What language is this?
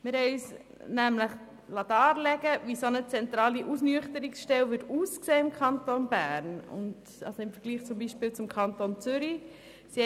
Swiss German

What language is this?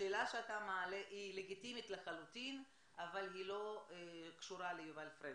Hebrew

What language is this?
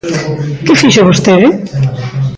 Galician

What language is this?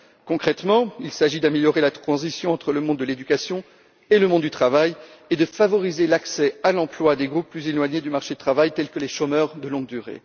French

